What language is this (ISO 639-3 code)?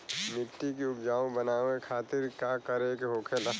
bho